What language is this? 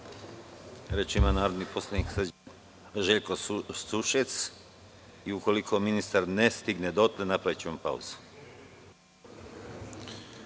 Serbian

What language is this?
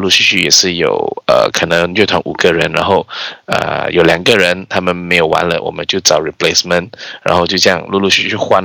Chinese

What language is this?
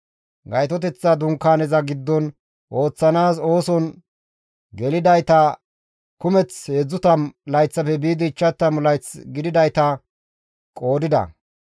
Gamo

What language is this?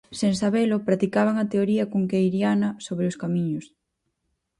Galician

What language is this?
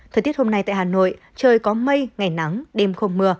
Vietnamese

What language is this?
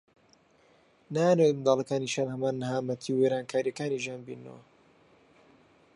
Central Kurdish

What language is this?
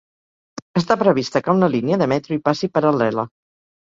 Catalan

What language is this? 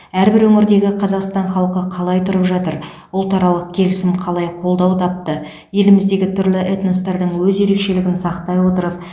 Kazakh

